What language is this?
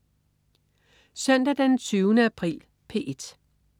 Danish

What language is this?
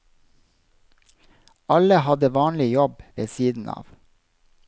Norwegian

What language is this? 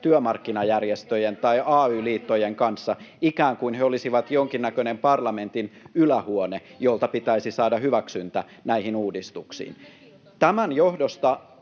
Finnish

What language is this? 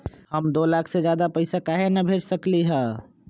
Magahi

